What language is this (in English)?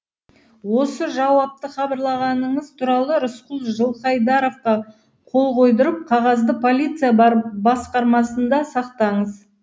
Kazakh